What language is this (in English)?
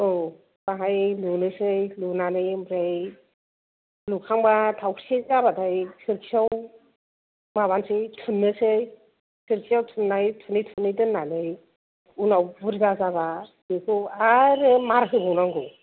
Bodo